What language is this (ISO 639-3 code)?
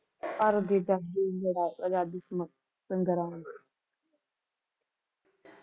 pan